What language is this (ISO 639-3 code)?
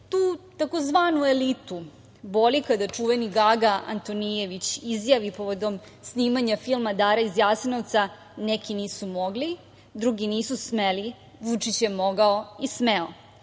srp